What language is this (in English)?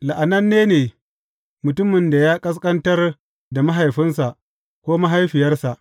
Hausa